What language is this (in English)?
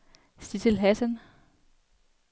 Danish